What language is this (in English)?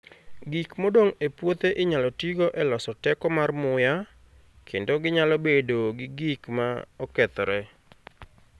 Luo (Kenya and Tanzania)